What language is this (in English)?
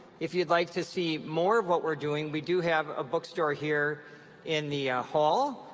English